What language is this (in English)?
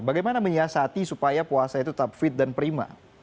Indonesian